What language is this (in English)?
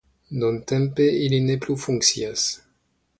Esperanto